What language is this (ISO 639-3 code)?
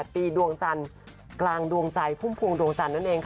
tha